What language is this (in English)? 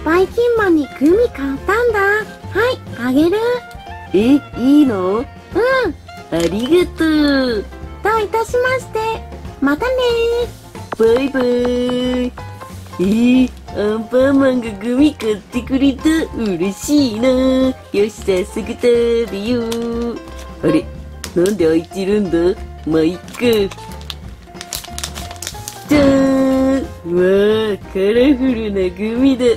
Japanese